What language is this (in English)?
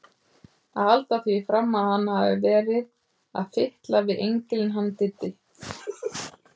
Icelandic